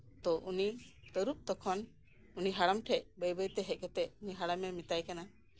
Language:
Santali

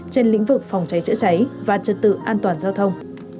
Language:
Vietnamese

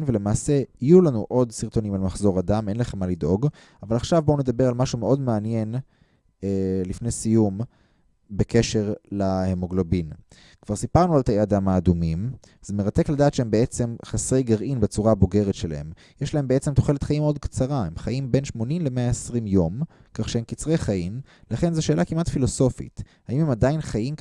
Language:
Hebrew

